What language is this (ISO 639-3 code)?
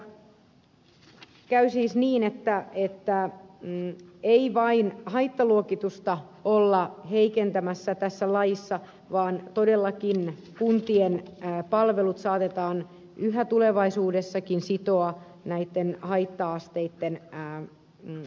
fin